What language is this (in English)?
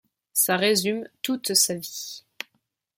French